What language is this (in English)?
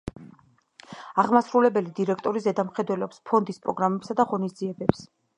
Georgian